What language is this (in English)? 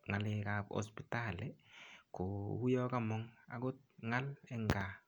Kalenjin